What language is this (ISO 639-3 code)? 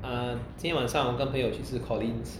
eng